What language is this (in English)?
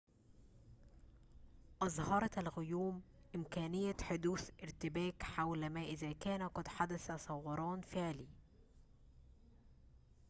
Arabic